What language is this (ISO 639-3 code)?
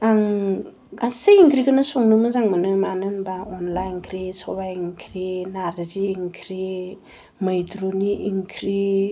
brx